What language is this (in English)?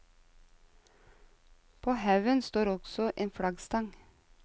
Norwegian